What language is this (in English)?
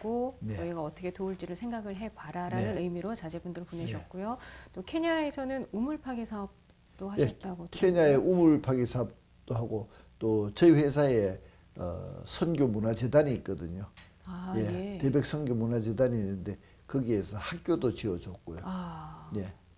Korean